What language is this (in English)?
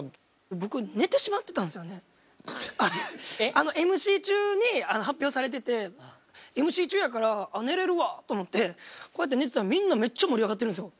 Japanese